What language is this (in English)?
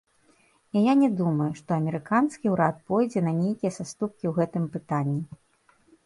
Belarusian